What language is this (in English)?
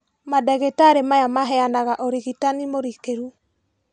Kikuyu